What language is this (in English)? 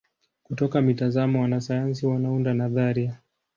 Swahili